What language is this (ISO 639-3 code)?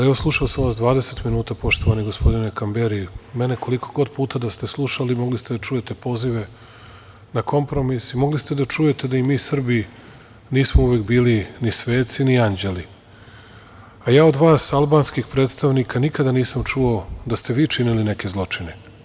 srp